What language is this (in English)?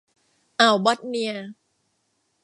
Thai